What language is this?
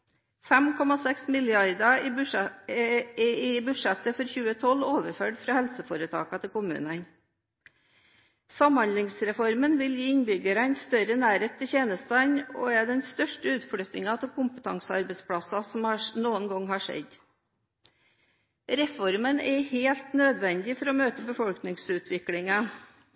Norwegian Bokmål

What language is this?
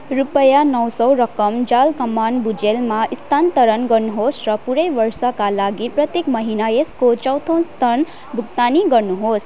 Nepali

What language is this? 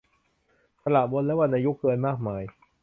Thai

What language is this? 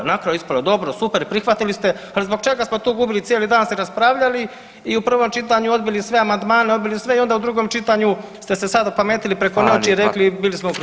Croatian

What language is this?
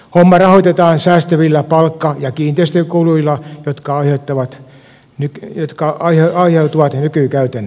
Finnish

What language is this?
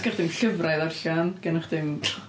Welsh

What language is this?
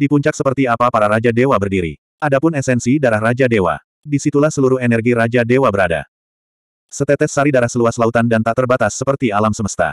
Indonesian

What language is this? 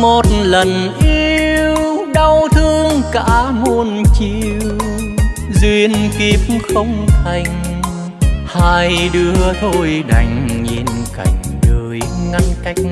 Vietnamese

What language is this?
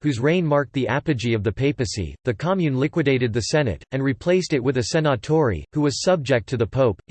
English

